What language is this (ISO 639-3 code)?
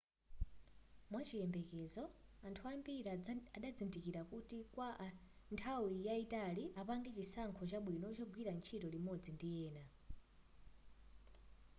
nya